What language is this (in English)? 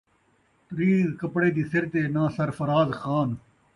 Saraiki